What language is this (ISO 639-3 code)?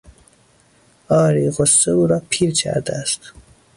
fas